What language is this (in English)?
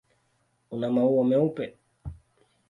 Swahili